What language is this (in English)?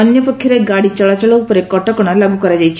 Odia